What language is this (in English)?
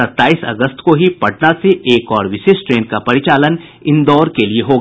Hindi